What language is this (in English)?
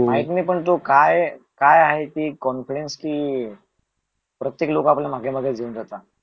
Marathi